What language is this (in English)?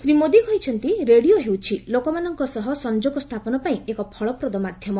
Odia